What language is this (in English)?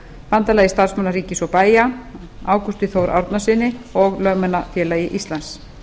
Icelandic